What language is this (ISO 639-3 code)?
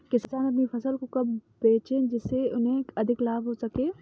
hin